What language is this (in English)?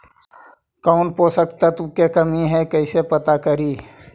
Magahi